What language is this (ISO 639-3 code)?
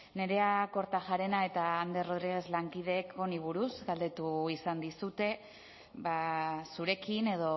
eus